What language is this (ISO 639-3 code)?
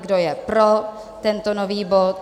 ces